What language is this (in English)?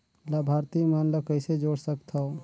Chhattisgarhi